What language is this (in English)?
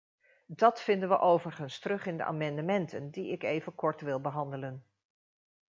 Dutch